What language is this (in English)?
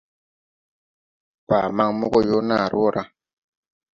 Tupuri